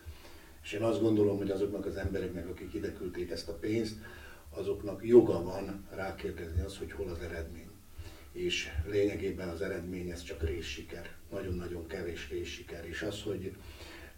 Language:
Hungarian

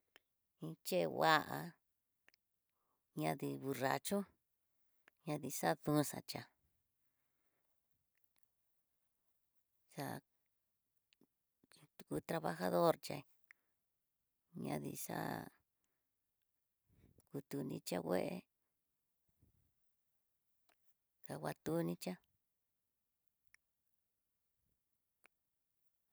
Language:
Tidaá Mixtec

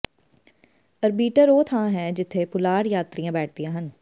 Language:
Punjabi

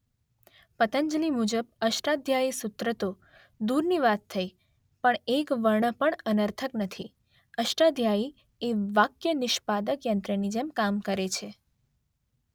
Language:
Gujarati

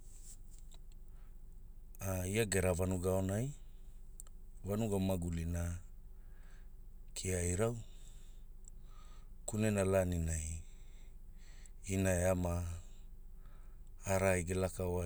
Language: Hula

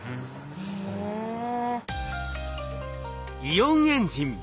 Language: Japanese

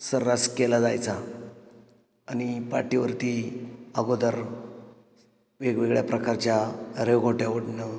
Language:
Marathi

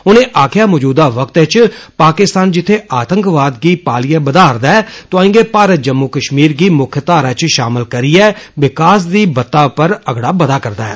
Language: Dogri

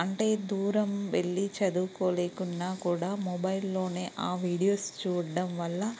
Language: Telugu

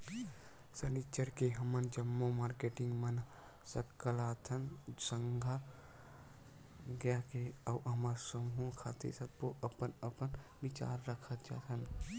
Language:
Chhattisgarhi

